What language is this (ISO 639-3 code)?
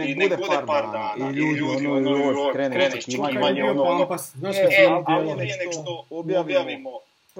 hrv